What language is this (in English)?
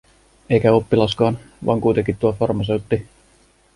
Finnish